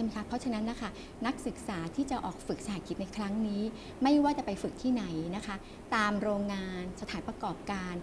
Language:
Thai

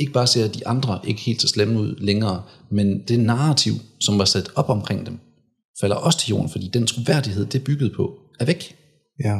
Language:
Danish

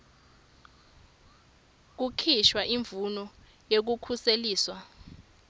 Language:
Swati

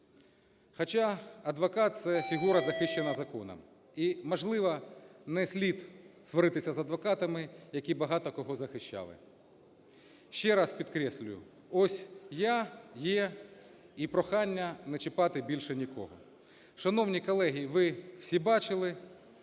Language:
Ukrainian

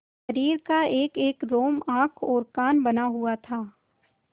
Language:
Hindi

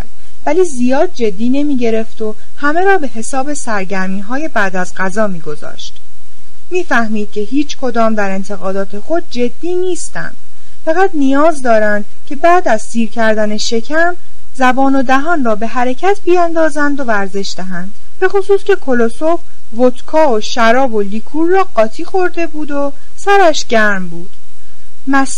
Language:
Persian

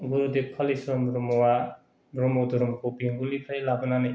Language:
Bodo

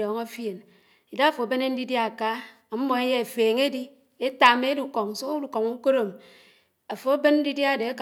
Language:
Anaang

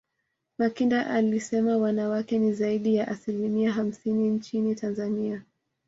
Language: Swahili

